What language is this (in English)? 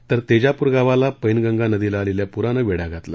Marathi